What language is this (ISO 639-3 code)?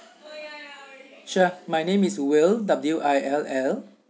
eng